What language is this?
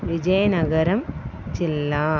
Telugu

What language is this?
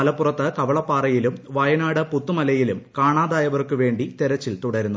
Malayalam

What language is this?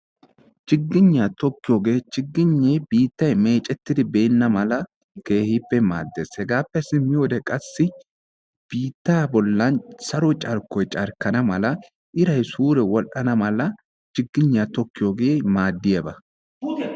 Wolaytta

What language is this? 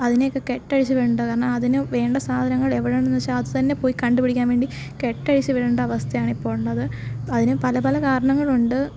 Malayalam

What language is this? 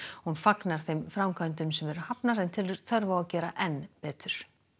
Icelandic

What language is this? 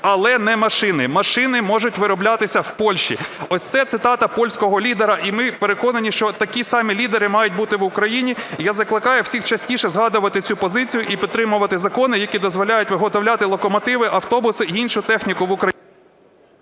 Ukrainian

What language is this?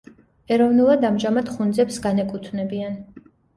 Georgian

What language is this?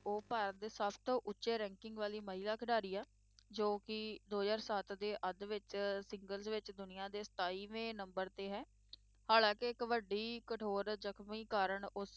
Punjabi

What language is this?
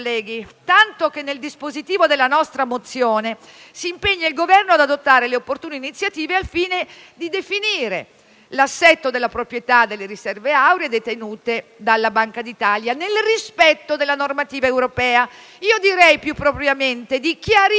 Italian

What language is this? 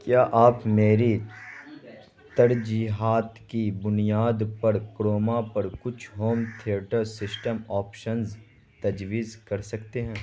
Urdu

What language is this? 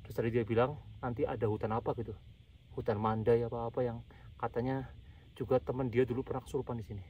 Indonesian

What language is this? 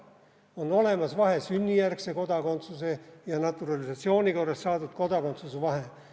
Estonian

